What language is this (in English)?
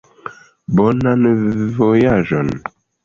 Esperanto